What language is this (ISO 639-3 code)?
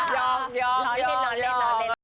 tha